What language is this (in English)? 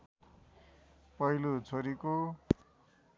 Nepali